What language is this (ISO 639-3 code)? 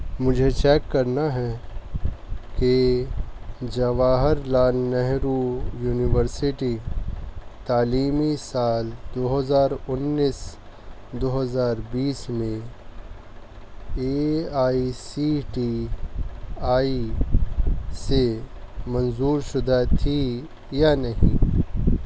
urd